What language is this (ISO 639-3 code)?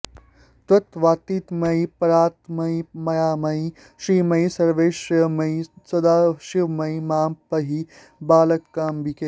san